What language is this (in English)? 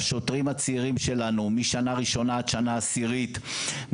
Hebrew